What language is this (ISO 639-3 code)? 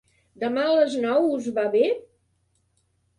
cat